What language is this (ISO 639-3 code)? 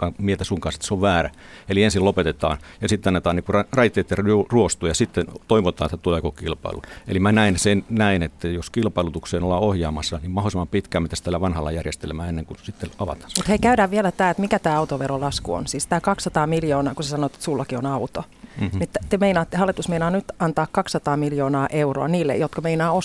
fin